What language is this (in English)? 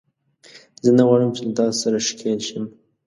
Pashto